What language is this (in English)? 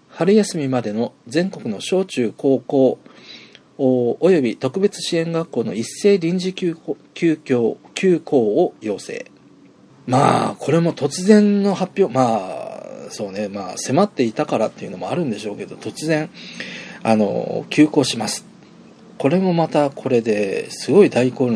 Japanese